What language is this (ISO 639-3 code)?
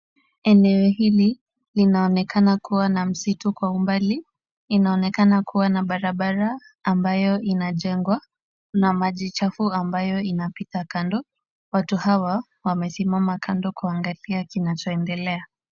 swa